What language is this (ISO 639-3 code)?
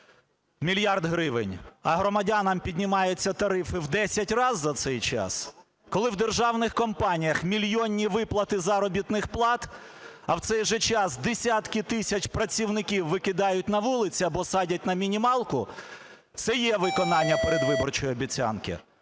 ukr